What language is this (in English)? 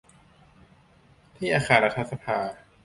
Thai